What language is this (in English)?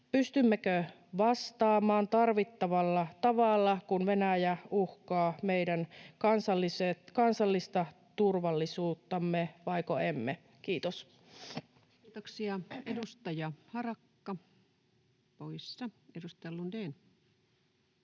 Finnish